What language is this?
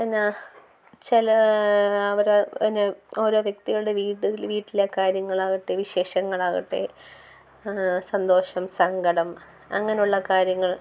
Malayalam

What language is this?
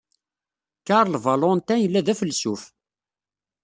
Kabyle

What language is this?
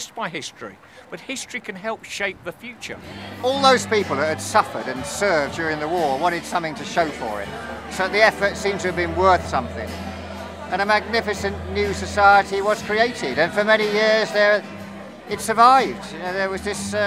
English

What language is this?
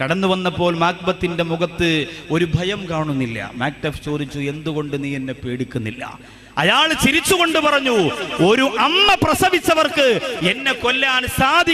Arabic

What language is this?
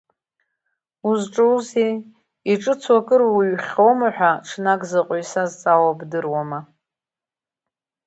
Abkhazian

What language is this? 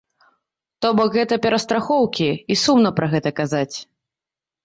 Belarusian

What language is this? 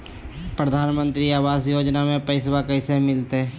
Magahi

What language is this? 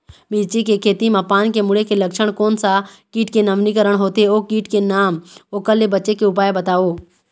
Chhattisgarhi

